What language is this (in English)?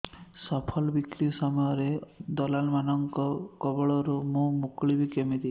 Odia